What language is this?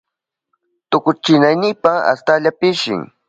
Southern Pastaza Quechua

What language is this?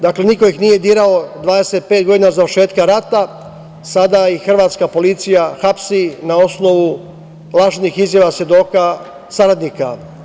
Serbian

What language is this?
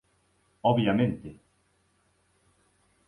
Galician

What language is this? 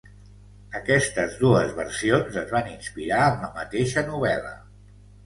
Catalan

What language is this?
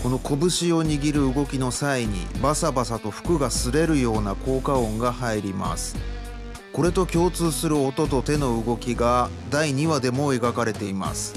Japanese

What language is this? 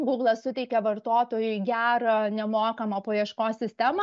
Lithuanian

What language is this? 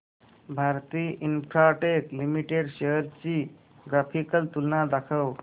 Marathi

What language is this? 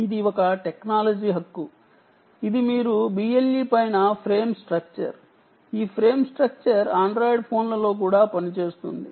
Telugu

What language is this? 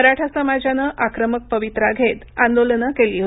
Marathi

